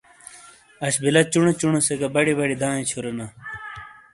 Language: Shina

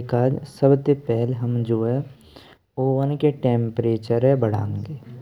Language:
Braj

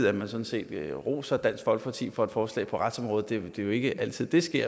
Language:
Danish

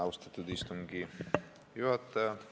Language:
Estonian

